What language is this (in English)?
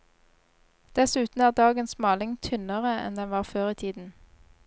Norwegian